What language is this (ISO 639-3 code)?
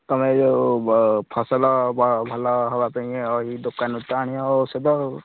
ori